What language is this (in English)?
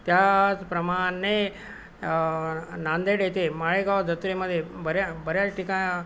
Marathi